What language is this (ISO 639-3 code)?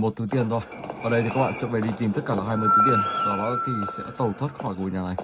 vie